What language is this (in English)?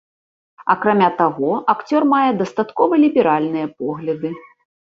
Belarusian